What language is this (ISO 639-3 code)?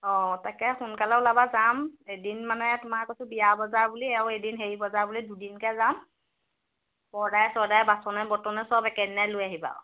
asm